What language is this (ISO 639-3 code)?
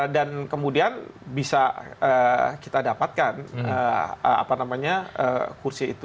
ind